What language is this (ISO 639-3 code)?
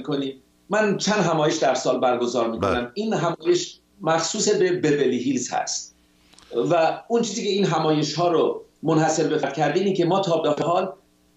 fas